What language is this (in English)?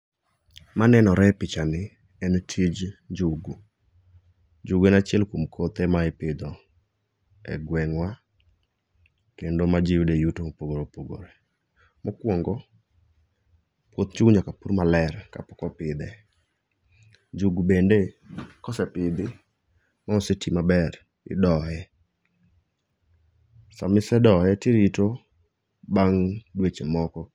Luo (Kenya and Tanzania)